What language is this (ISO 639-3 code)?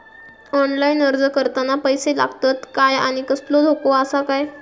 mar